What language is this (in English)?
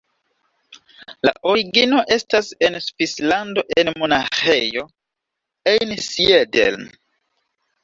Esperanto